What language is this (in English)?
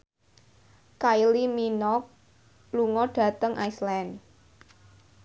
Javanese